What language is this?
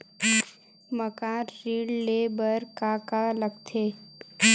Chhattisgarhi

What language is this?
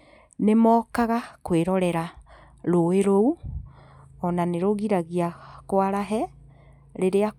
Kikuyu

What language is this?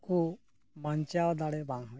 Santali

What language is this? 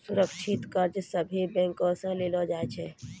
Maithili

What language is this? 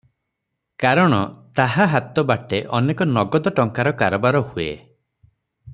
Odia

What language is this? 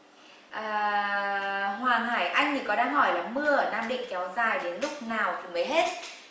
Vietnamese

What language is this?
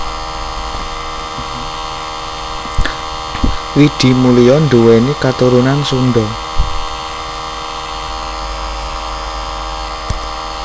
Javanese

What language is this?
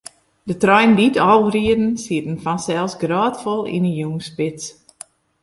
Western Frisian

